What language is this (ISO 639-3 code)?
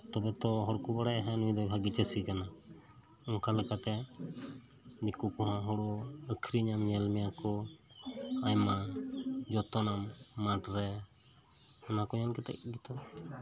sat